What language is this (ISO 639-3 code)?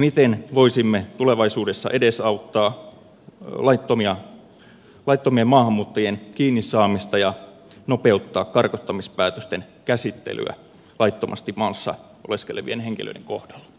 fin